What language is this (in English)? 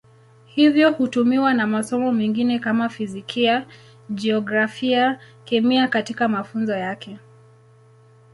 Swahili